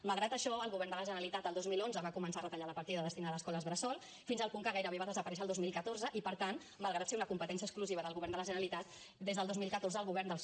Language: Catalan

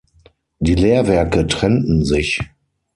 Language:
German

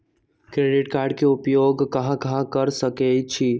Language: Magahi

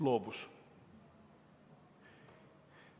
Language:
Estonian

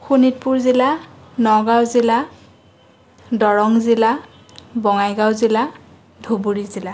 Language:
Assamese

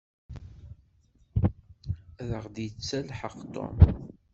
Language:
Kabyle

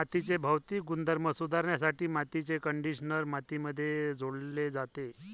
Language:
Marathi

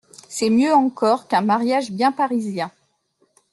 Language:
French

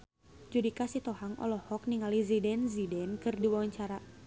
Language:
Sundanese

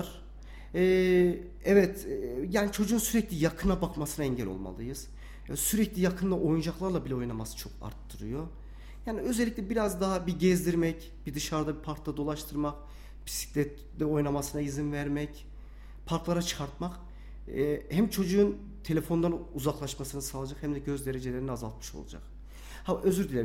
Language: Turkish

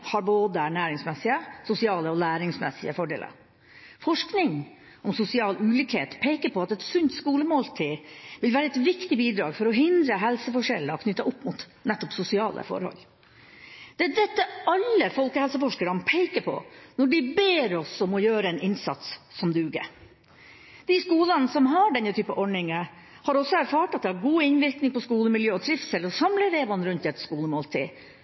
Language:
Norwegian Bokmål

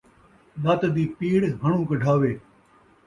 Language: Saraiki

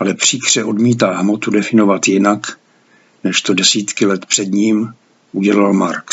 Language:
Czech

